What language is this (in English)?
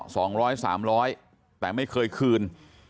Thai